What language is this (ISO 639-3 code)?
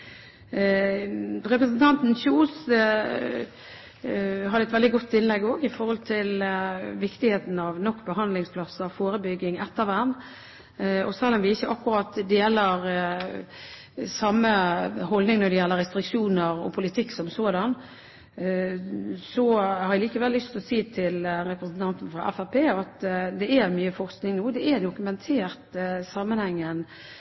nob